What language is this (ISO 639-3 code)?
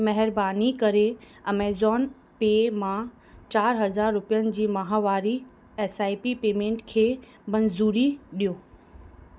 snd